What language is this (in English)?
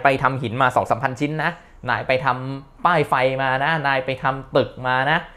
Thai